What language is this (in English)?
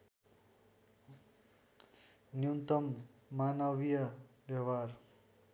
Nepali